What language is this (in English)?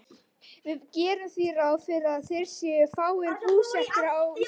Icelandic